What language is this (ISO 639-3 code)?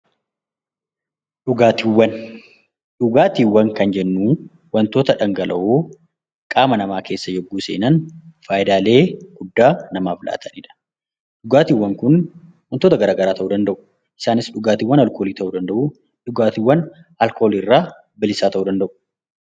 orm